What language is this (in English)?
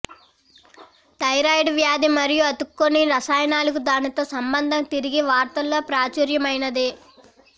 Telugu